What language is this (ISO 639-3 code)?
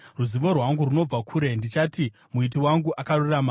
sna